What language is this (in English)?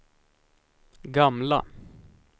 Swedish